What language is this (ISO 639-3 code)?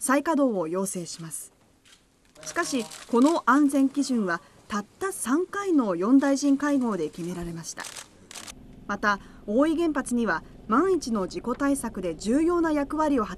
jpn